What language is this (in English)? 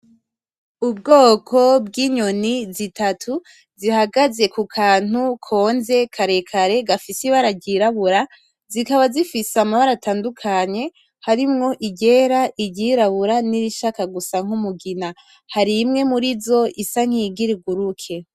Rundi